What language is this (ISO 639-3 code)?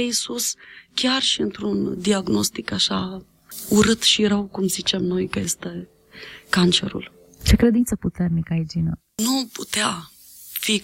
ron